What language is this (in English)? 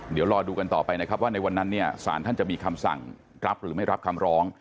Thai